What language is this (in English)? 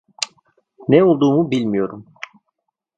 Turkish